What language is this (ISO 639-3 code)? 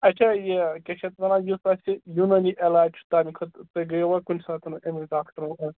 kas